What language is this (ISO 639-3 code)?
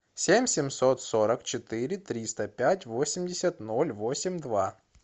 rus